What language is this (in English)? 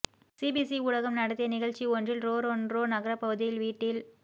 Tamil